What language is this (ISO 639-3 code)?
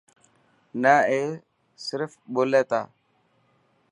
mki